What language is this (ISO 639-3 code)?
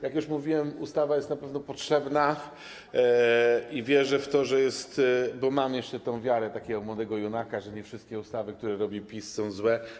pol